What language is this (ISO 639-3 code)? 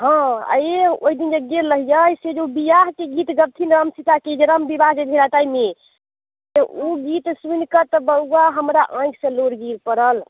mai